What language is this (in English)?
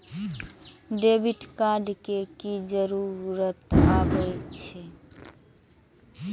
Maithili